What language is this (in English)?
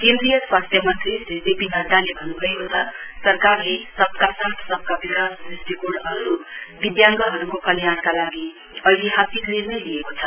Nepali